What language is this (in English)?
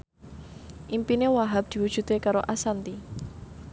Javanese